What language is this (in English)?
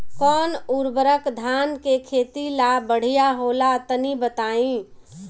Bhojpuri